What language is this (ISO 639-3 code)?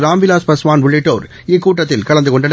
tam